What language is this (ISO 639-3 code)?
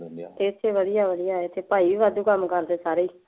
pan